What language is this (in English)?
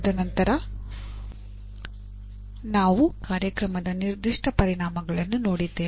Kannada